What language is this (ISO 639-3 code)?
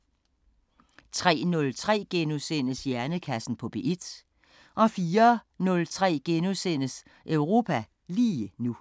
dan